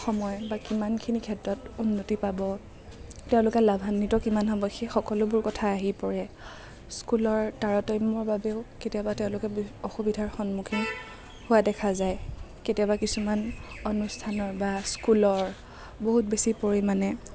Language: Assamese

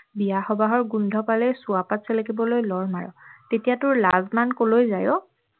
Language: Assamese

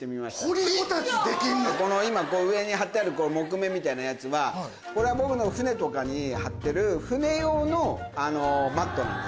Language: Japanese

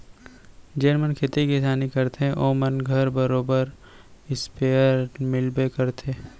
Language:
Chhattisgarhi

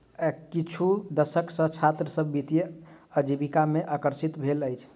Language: Maithili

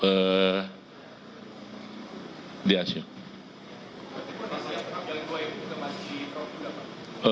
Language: Indonesian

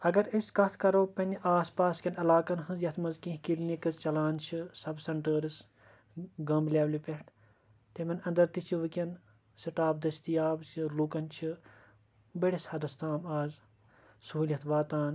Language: Kashmiri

